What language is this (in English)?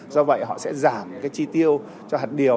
Vietnamese